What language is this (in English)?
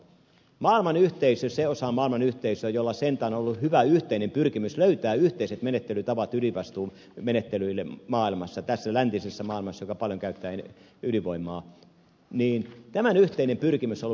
Finnish